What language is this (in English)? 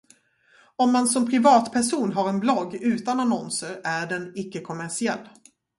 Swedish